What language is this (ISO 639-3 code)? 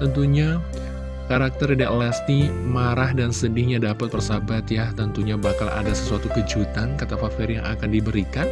ind